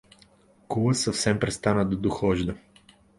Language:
Bulgarian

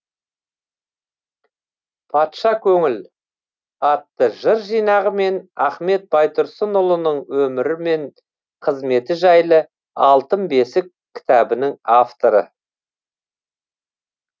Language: Kazakh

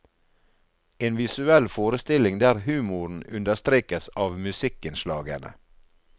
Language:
Norwegian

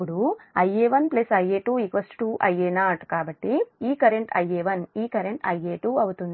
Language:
Telugu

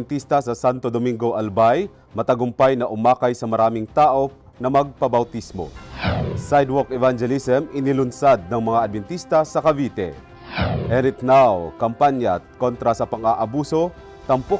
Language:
Filipino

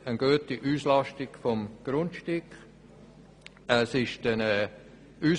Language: Swiss German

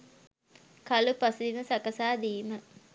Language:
Sinhala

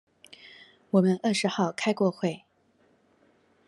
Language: Chinese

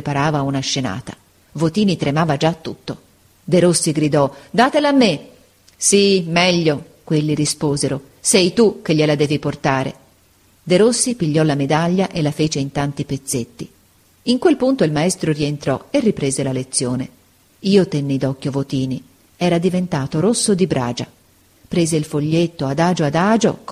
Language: Italian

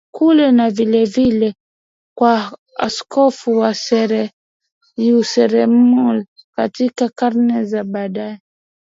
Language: Swahili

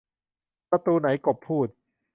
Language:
Thai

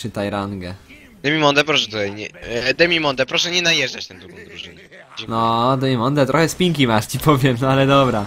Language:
Polish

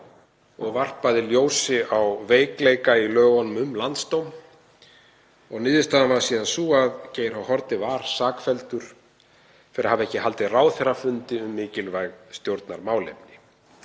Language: Icelandic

